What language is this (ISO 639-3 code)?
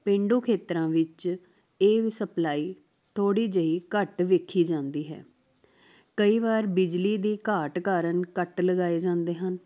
pan